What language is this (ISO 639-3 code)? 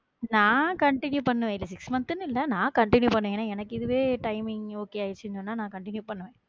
tam